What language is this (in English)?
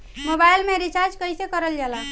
Bhojpuri